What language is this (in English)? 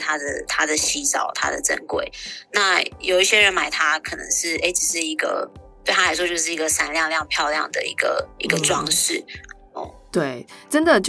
Chinese